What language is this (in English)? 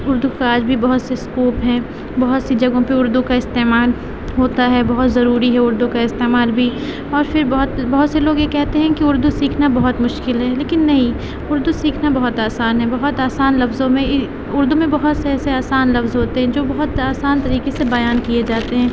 Urdu